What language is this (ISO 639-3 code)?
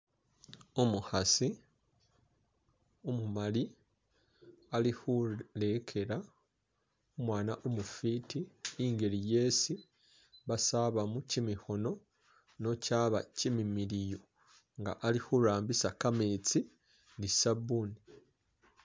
myx